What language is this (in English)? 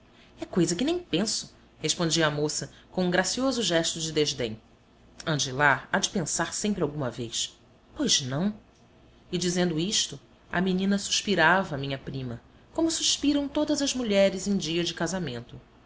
Portuguese